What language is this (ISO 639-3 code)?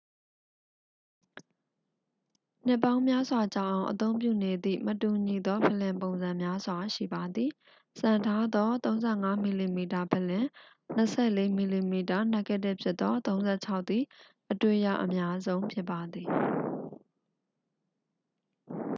mya